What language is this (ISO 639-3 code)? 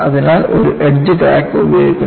mal